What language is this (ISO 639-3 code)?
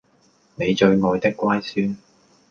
yue